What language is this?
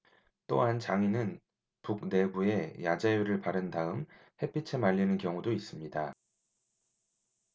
Korean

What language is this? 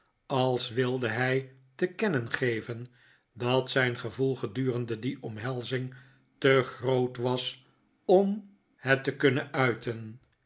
Dutch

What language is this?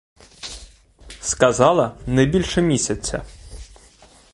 Ukrainian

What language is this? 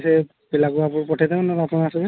Odia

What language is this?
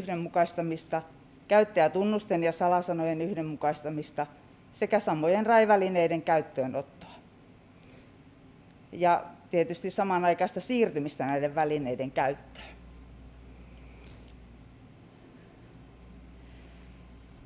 Finnish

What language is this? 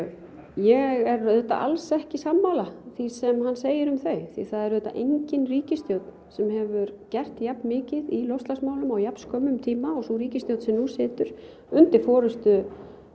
Icelandic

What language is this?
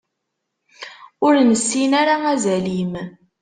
Kabyle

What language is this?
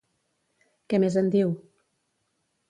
Catalan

